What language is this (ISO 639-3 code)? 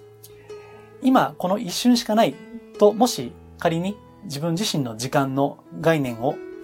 jpn